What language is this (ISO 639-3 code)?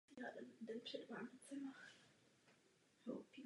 ces